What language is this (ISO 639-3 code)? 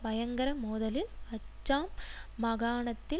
tam